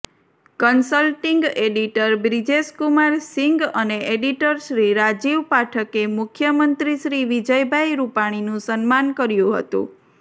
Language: Gujarati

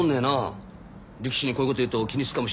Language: Japanese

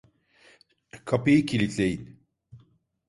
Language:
Turkish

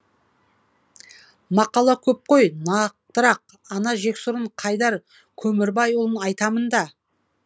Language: Kazakh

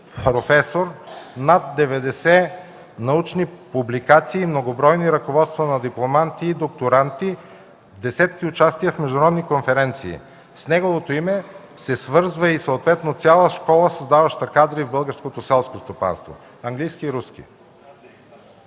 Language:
Bulgarian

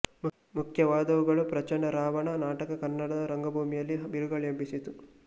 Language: Kannada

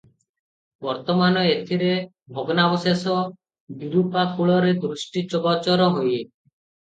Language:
Odia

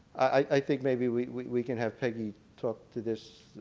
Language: English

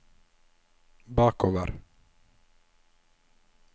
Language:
Norwegian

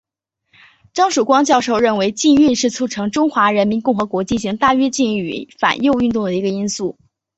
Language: Chinese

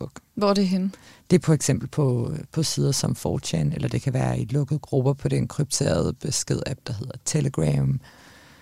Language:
Danish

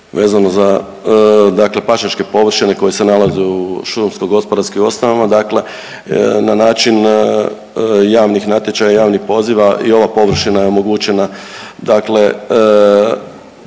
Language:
Croatian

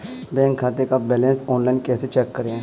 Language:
Hindi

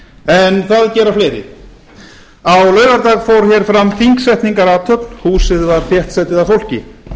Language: Icelandic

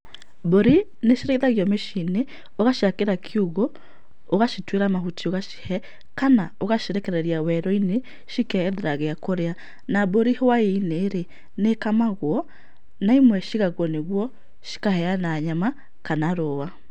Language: Kikuyu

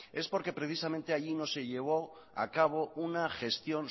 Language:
Spanish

